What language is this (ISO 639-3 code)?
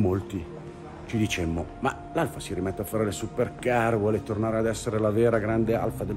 ita